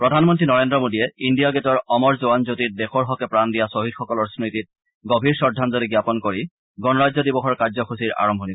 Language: Assamese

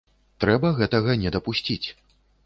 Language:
Belarusian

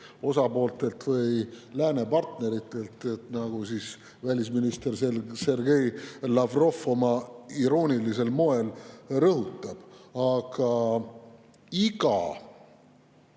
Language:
Estonian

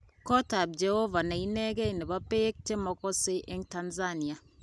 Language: Kalenjin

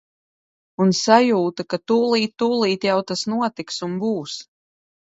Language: Latvian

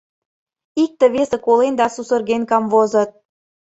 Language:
Mari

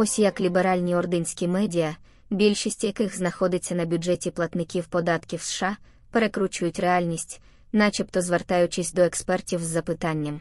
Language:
Ukrainian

